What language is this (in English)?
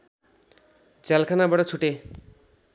Nepali